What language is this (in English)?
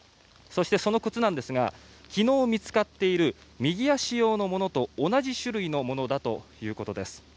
Japanese